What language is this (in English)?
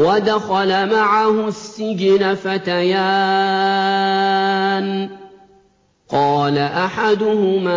Arabic